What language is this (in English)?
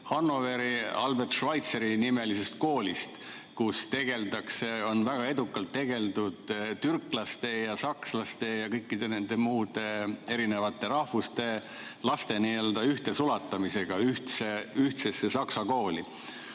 Estonian